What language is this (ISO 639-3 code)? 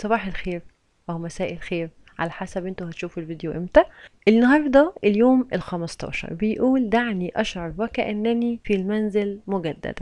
ara